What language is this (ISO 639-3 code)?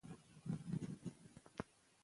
pus